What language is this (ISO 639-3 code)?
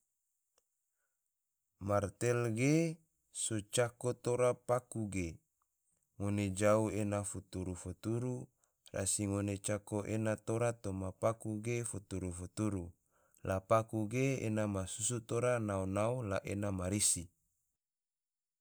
tvo